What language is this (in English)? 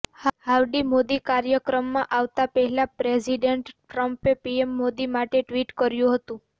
Gujarati